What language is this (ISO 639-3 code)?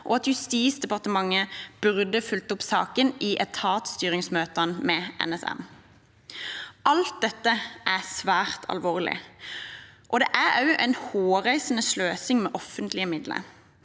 nor